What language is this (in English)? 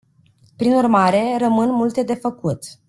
Romanian